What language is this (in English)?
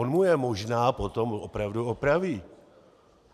Czech